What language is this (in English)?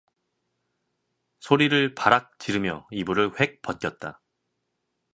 Korean